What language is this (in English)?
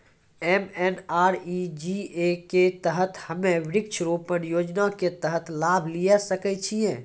Maithili